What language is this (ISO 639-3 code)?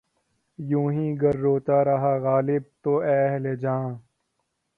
urd